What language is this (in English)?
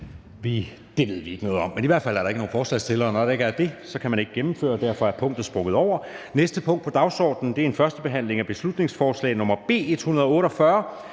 Danish